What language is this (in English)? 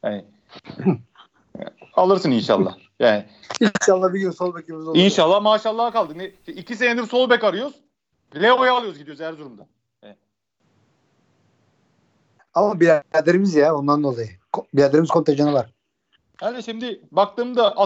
Turkish